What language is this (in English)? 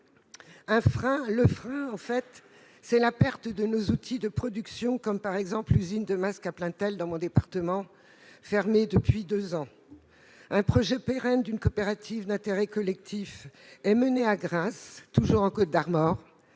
French